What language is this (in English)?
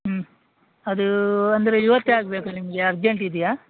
Kannada